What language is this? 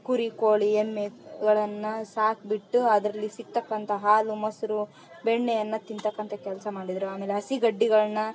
Kannada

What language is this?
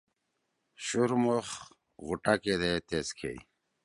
Torwali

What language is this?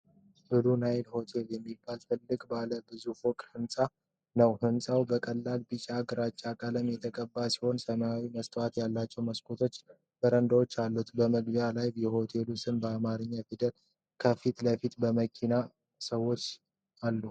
Amharic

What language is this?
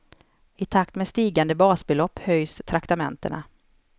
Swedish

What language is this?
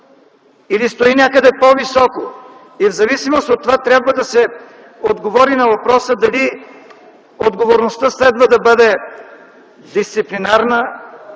Bulgarian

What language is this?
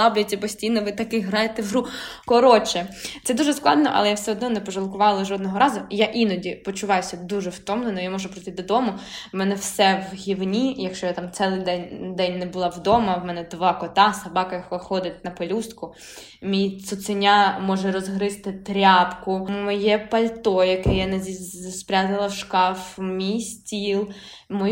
Ukrainian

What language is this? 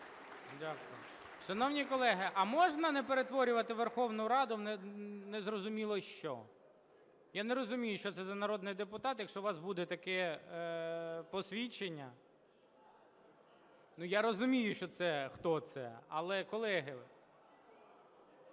Ukrainian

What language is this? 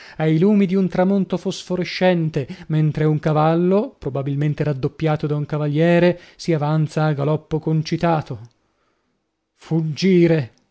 Italian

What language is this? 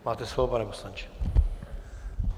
Czech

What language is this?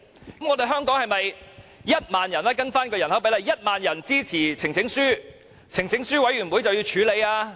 Cantonese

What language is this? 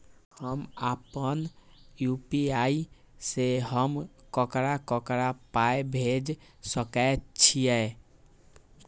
Maithili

